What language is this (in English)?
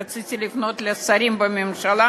Hebrew